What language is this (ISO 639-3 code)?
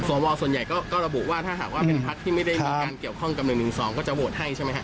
tha